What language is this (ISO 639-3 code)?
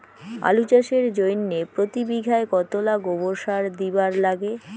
ben